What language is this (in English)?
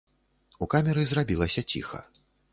Belarusian